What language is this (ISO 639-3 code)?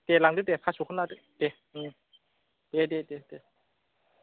brx